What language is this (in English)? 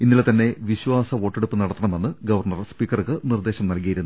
Malayalam